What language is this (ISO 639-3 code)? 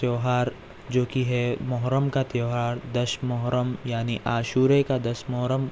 urd